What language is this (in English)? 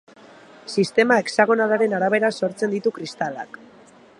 Basque